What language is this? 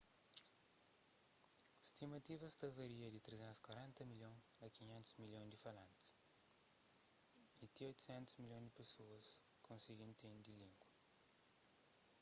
Kabuverdianu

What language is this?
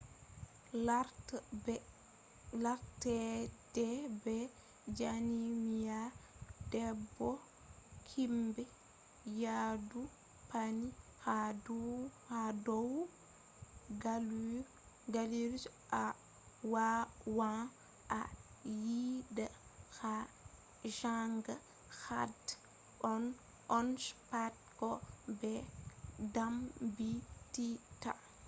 Fula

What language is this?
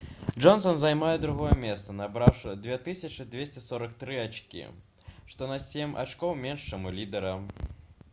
Belarusian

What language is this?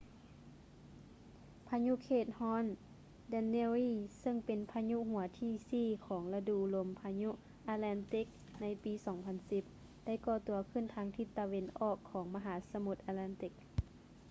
Lao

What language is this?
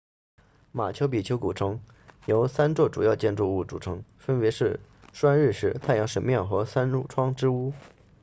Chinese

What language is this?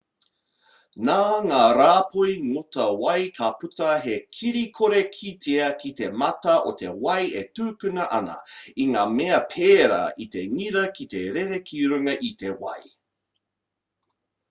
Māori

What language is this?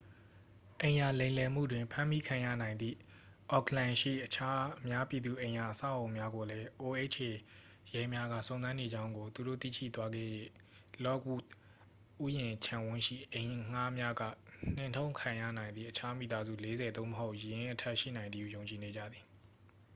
Burmese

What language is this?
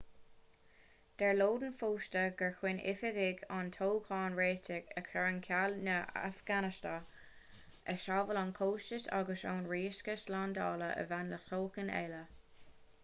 Irish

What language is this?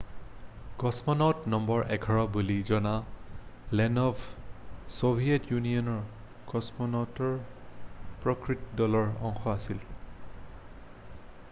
Assamese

